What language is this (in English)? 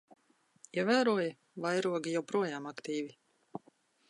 Latvian